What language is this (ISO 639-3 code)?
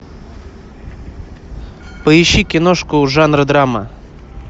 rus